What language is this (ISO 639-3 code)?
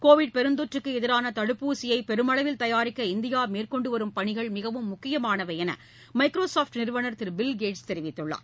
tam